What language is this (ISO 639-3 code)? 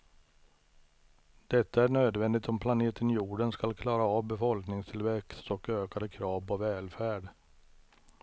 swe